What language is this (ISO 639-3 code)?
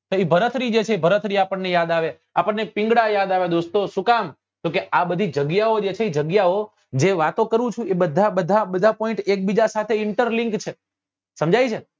guj